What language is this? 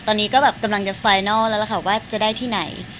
Thai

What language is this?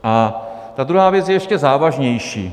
Czech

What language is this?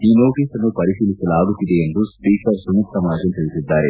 Kannada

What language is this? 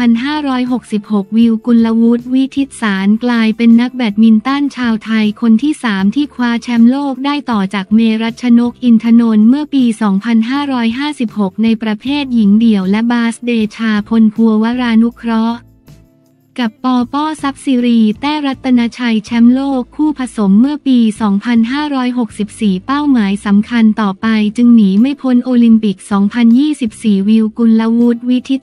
Thai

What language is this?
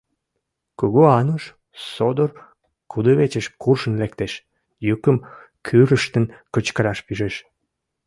Mari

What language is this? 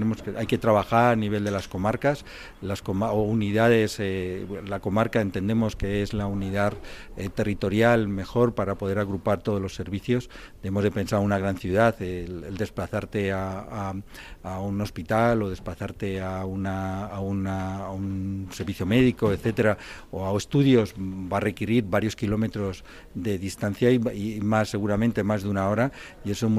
Spanish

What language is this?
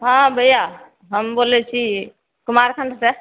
Maithili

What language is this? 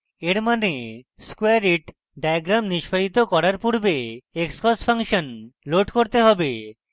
Bangla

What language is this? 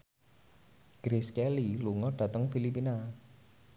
Javanese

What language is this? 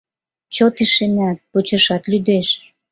Mari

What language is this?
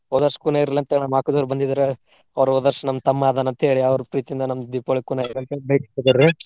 Kannada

